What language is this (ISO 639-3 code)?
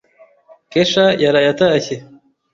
kin